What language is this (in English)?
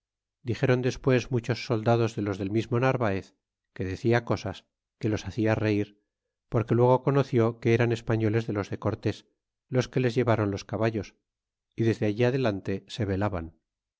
Spanish